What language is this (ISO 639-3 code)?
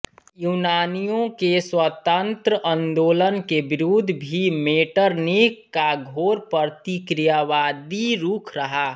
hin